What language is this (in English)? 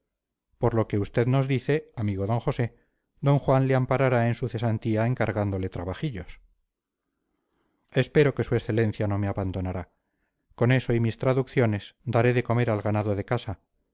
Spanish